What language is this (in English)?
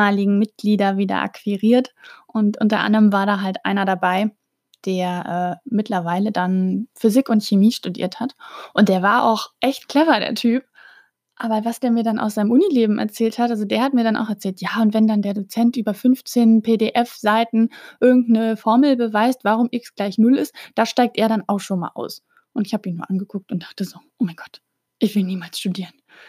German